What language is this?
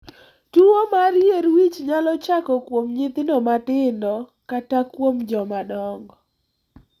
Luo (Kenya and Tanzania)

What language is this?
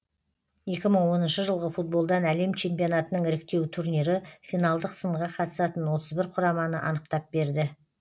Kazakh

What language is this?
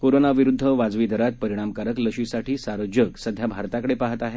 Marathi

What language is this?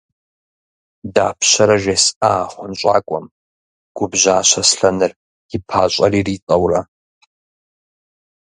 Kabardian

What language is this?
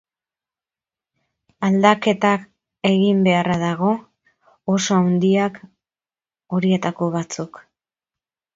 Basque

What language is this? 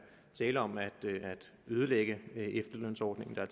Danish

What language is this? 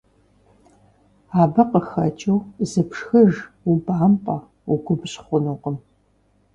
Kabardian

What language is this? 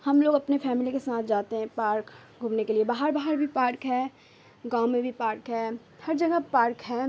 Urdu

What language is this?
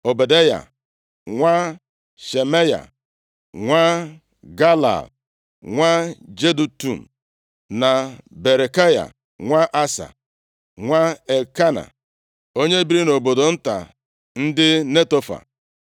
Igbo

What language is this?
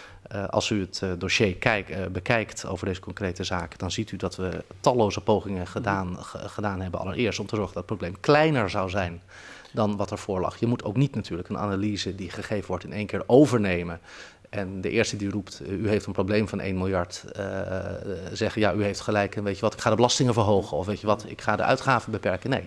Dutch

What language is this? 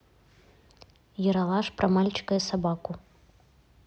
Russian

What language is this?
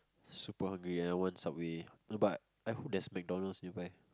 English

